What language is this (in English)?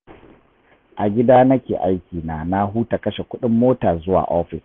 Hausa